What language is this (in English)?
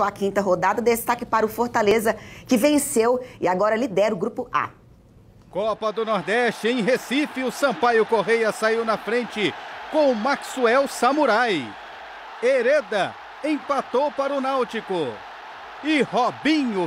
Portuguese